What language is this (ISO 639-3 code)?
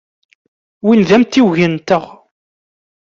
kab